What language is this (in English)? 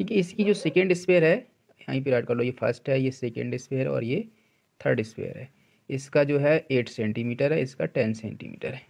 Hindi